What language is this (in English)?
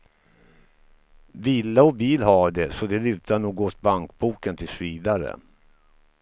Swedish